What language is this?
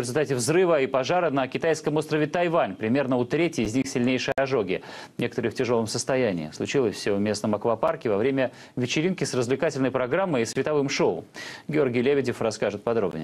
Russian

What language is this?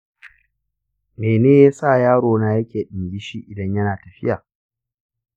Hausa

